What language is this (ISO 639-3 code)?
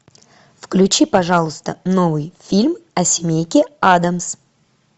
rus